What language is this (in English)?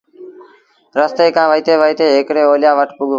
Sindhi Bhil